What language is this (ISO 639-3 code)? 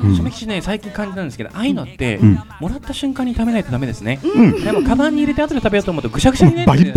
jpn